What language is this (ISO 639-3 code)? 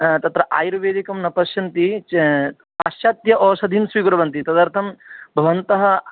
san